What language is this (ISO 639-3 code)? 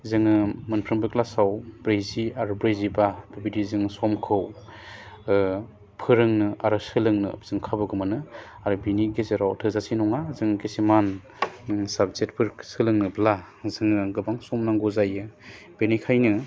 brx